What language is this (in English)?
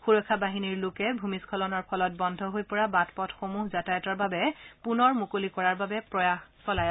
Assamese